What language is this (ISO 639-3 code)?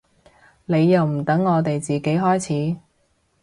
yue